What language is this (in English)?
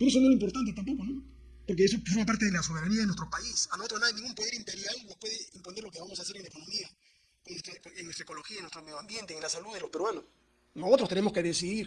Spanish